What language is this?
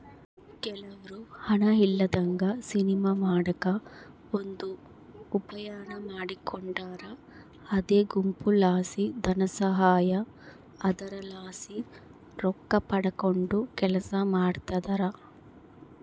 Kannada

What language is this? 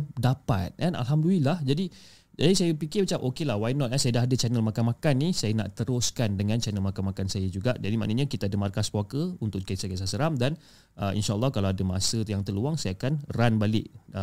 Malay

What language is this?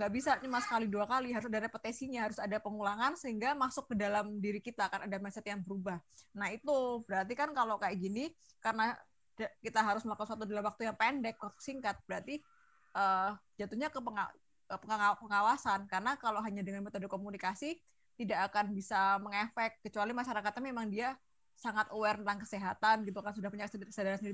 Indonesian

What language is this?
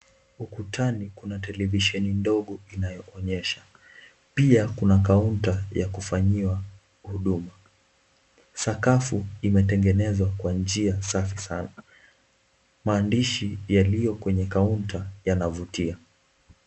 Swahili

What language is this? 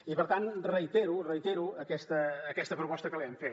Catalan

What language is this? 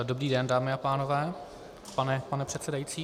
Czech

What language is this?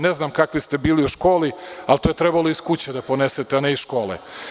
Serbian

